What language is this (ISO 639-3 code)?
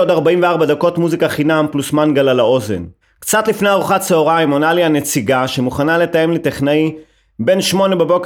heb